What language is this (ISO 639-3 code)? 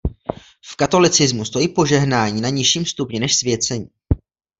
ces